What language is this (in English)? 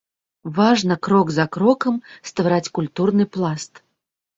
Belarusian